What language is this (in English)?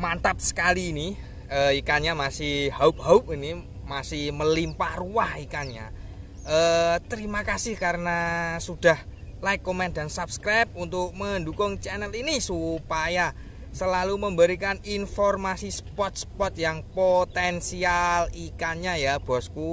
Indonesian